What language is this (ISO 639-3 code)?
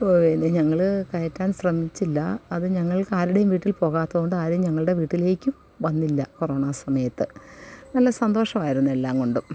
mal